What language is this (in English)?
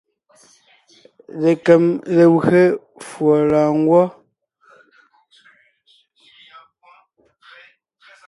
Ngiemboon